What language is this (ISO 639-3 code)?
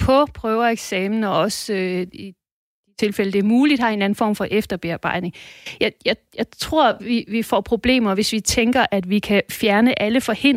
dan